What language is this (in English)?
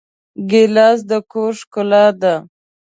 Pashto